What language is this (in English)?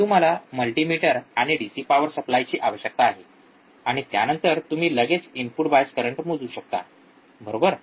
Marathi